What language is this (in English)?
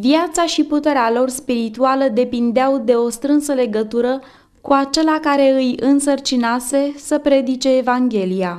Romanian